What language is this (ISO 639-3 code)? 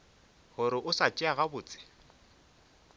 nso